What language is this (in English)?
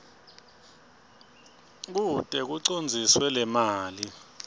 Swati